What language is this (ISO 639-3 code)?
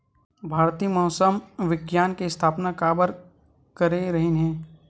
hne